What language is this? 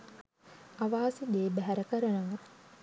Sinhala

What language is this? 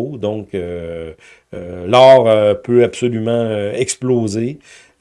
French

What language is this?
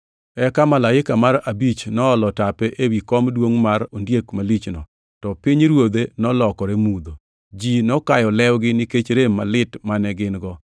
Luo (Kenya and Tanzania)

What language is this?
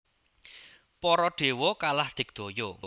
Javanese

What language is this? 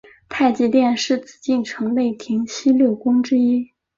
Chinese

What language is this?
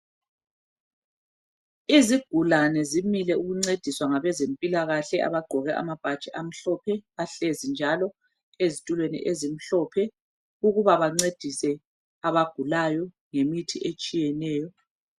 North Ndebele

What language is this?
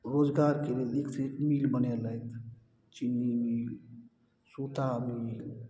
Maithili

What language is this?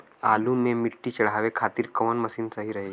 Bhojpuri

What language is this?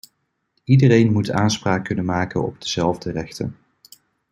Dutch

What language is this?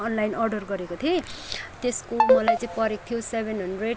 Nepali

